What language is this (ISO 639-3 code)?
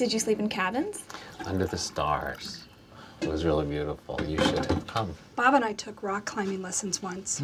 eng